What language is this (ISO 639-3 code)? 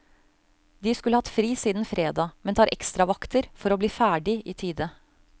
nor